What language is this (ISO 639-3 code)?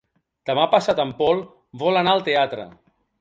cat